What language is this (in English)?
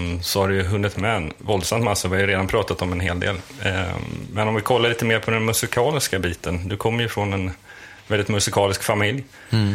Swedish